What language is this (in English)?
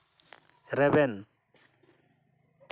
Santali